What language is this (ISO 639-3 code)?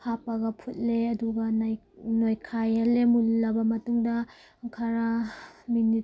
mni